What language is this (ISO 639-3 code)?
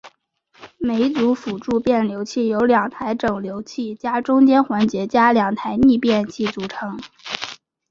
zho